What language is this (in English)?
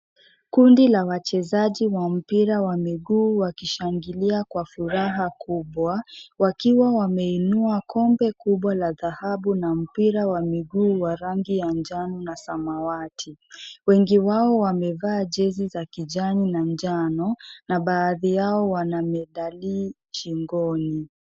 Swahili